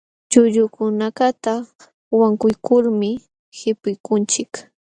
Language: Jauja Wanca Quechua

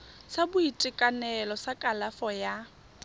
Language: Tswana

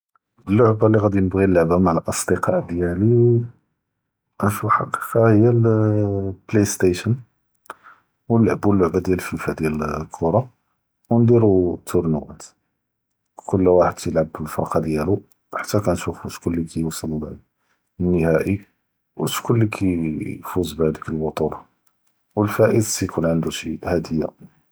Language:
Judeo-Arabic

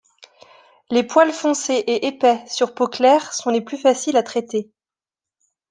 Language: French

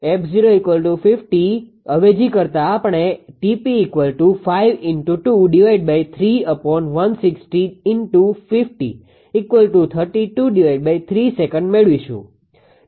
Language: Gujarati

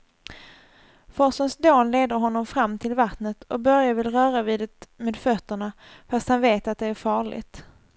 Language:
Swedish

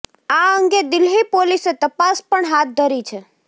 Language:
Gujarati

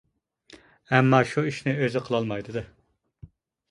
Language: Uyghur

